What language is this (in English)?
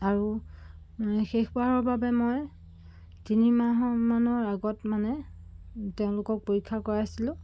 Assamese